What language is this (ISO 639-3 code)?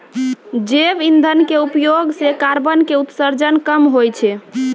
mai